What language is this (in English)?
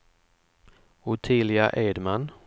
Swedish